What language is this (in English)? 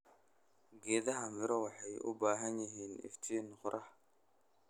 Somali